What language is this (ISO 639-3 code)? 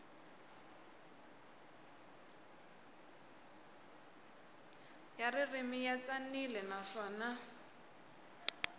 tso